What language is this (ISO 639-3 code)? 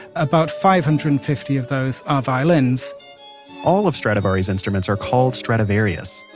eng